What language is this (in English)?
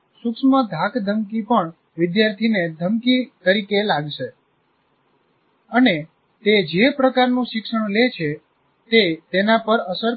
Gujarati